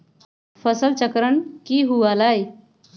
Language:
Magahi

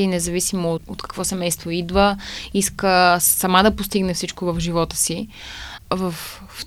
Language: Bulgarian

